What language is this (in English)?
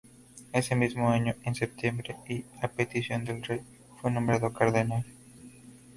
Spanish